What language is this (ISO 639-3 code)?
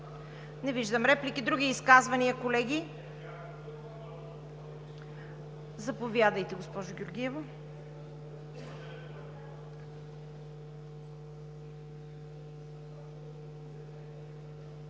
bul